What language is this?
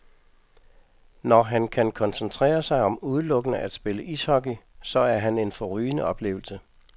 Danish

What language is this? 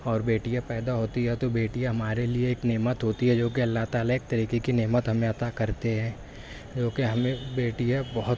Urdu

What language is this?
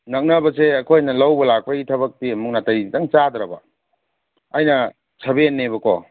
Manipuri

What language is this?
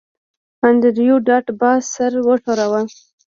Pashto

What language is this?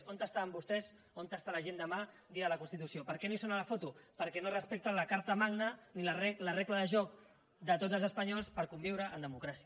Catalan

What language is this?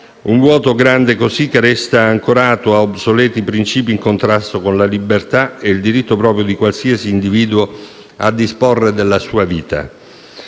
Italian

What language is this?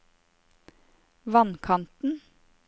Norwegian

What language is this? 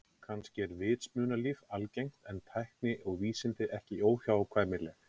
Icelandic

